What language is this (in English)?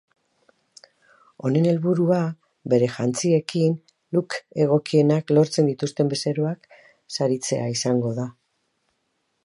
Basque